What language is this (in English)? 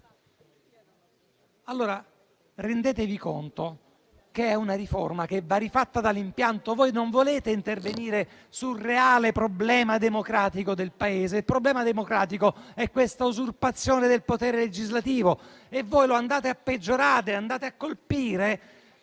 Italian